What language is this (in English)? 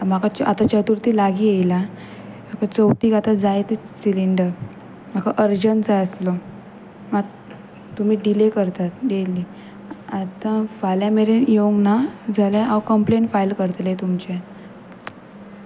Konkani